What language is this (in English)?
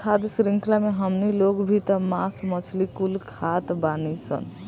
Bhojpuri